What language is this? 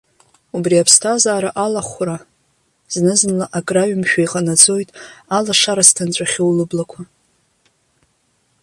Abkhazian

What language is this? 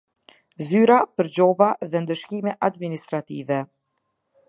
Albanian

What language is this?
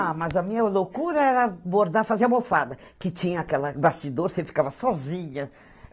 Portuguese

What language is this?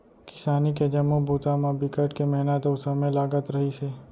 Chhattisgarhi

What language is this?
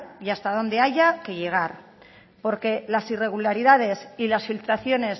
Spanish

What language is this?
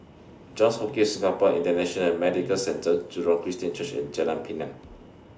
English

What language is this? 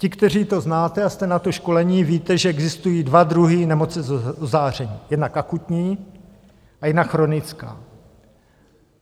Czech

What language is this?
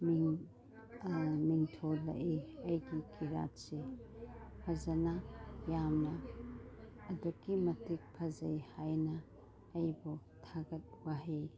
Manipuri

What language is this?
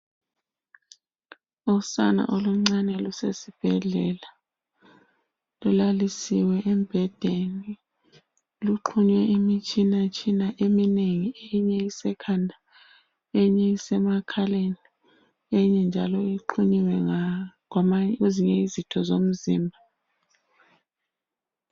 North Ndebele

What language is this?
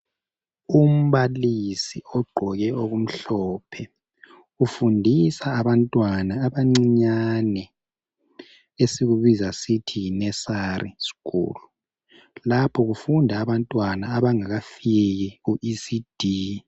North Ndebele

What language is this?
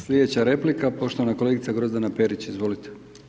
Croatian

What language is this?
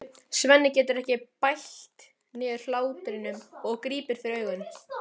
Icelandic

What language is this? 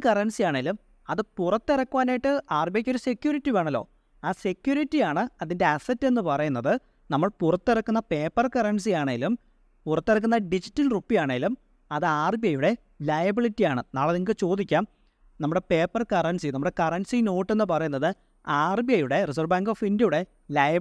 Malayalam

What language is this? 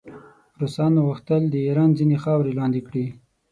Pashto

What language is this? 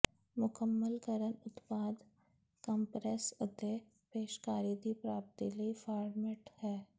Punjabi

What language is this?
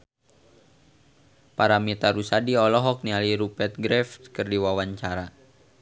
Sundanese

